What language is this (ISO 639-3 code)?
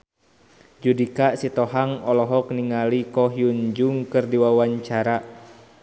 sun